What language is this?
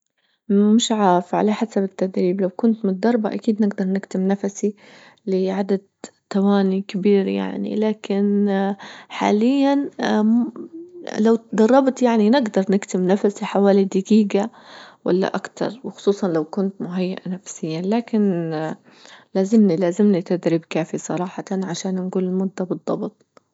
Libyan Arabic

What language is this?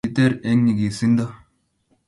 Kalenjin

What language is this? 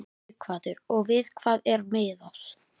Icelandic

